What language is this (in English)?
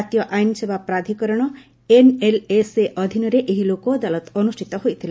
Odia